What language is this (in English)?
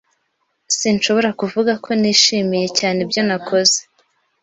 Kinyarwanda